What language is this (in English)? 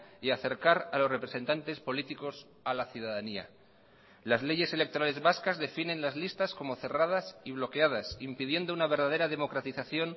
Spanish